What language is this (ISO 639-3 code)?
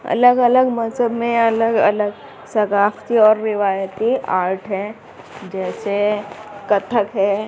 urd